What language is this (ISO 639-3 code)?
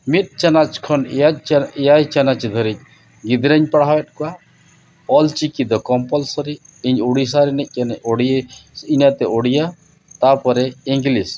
sat